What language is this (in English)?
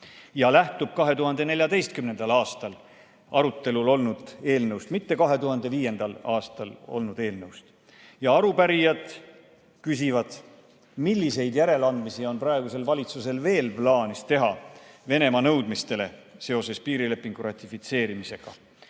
Estonian